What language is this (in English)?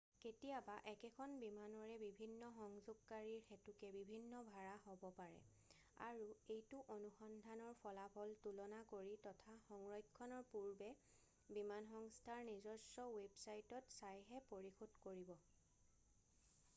Assamese